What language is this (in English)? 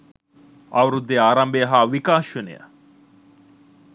Sinhala